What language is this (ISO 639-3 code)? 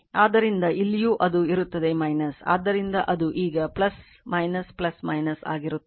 kan